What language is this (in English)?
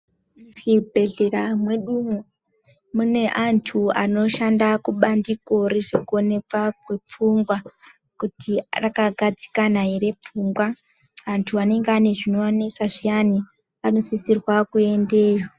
Ndau